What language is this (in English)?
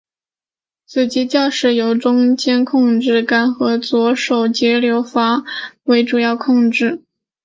Chinese